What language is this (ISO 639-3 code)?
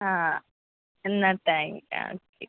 mal